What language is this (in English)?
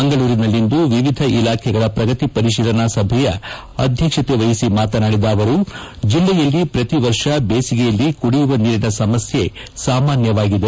Kannada